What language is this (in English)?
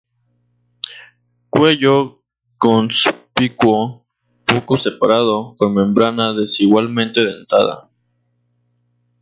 Spanish